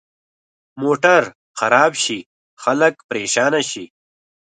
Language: Pashto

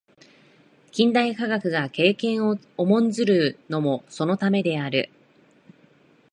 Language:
Japanese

